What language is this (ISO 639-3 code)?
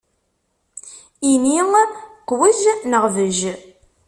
kab